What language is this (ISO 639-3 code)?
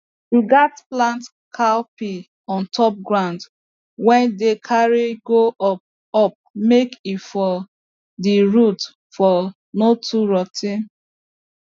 pcm